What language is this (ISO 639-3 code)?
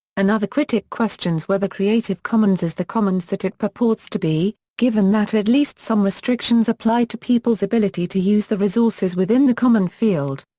eng